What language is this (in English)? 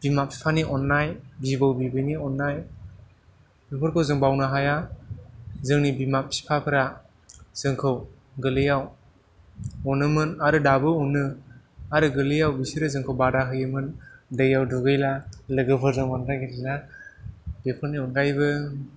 Bodo